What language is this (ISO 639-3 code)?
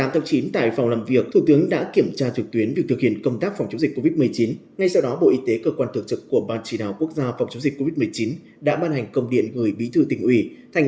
vie